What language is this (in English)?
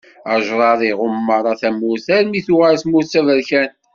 Kabyle